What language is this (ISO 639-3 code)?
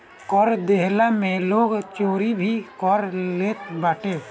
bho